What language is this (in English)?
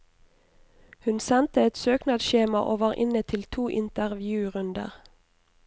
Norwegian